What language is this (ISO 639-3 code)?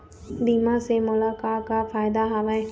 hne